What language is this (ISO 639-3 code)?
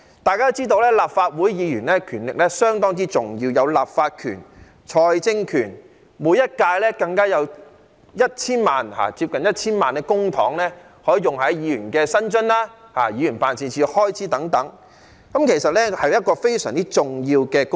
yue